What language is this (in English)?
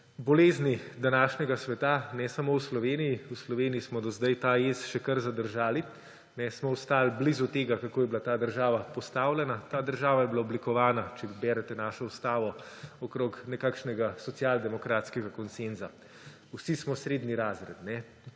Slovenian